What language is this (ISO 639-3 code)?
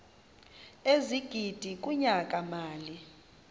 xho